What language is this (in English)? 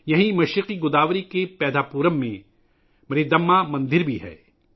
Urdu